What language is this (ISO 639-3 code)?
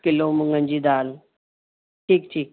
snd